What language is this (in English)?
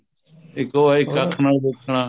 Punjabi